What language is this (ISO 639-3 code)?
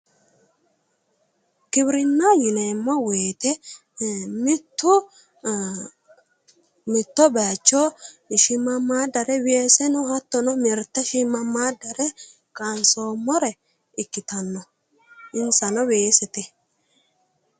sid